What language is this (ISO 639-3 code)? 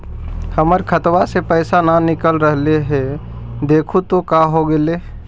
mag